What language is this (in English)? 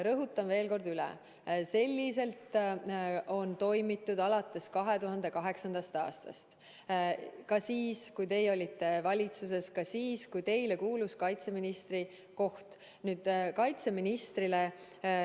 Estonian